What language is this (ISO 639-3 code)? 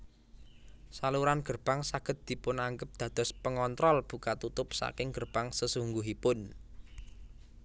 jav